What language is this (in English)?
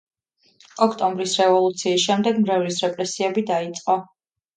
Georgian